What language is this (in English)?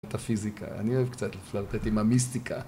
Hebrew